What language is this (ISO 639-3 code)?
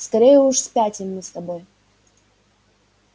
rus